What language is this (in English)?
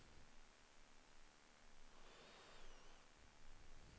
Norwegian